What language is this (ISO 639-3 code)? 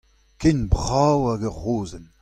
bre